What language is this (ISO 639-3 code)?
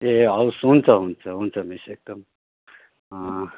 nep